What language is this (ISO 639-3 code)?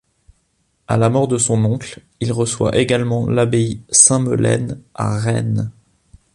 fra